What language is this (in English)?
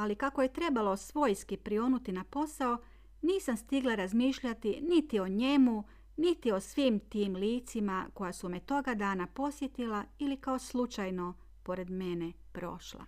Croatian